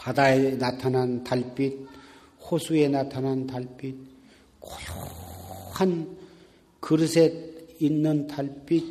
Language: Korean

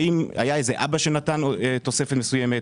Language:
Hebrew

